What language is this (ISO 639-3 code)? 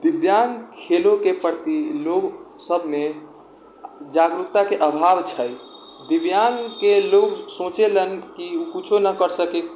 mai